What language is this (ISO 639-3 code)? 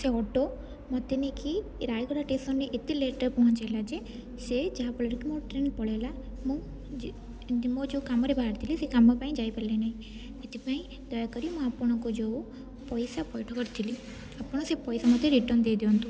ori